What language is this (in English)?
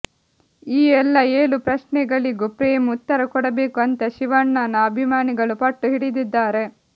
Kannada